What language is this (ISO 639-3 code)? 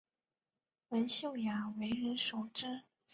zho